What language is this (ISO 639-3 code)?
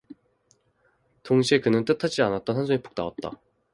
kor